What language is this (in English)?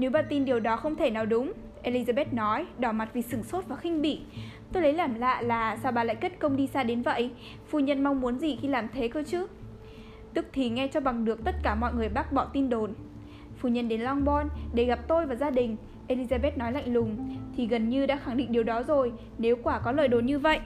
Vietnamese